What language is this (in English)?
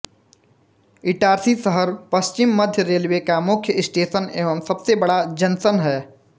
Hindi